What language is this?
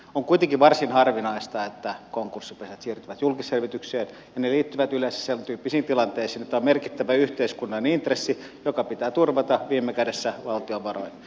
Finnish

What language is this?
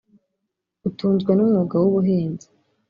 Kinyarwanda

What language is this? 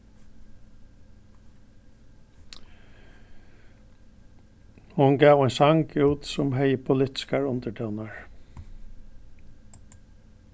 Faroese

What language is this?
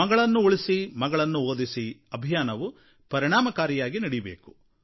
Kannada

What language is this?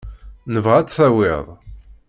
Kabyle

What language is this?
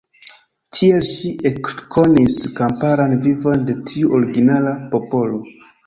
Esperanto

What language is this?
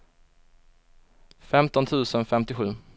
Swedish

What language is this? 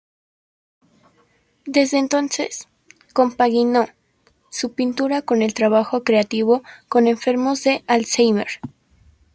Spanish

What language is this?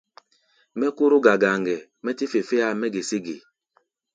Gbaya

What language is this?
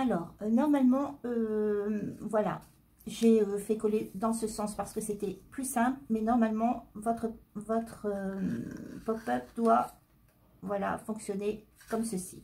French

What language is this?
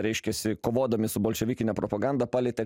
Lithuanian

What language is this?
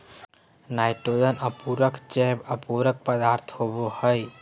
Magahi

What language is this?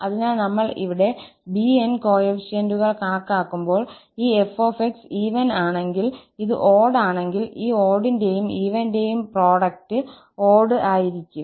Malayalam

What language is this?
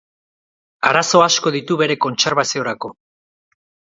Basque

